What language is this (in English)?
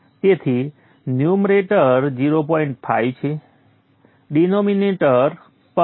Gujarati